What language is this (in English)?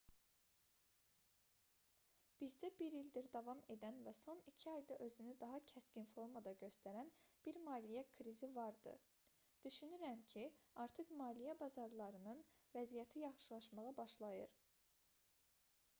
Azerbaijani